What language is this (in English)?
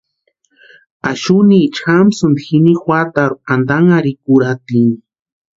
Western Highland Purepecha